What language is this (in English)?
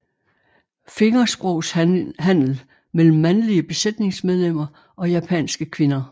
Danish